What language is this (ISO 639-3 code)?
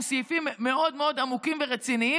heb